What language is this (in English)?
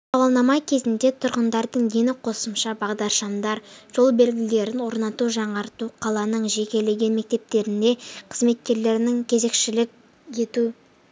Kazakh